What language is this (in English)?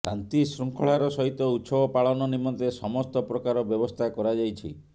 Odia